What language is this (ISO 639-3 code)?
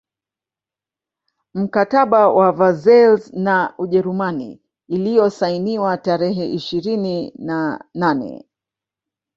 swa